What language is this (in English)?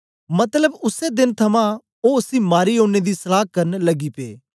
Dogri